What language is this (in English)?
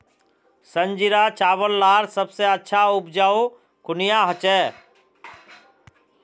Magahi